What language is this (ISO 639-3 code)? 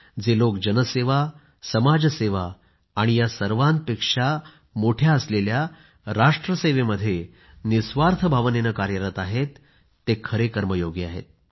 mar